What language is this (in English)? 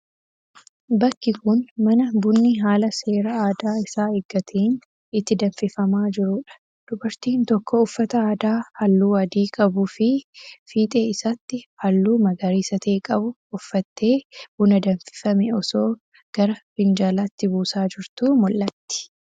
Oromo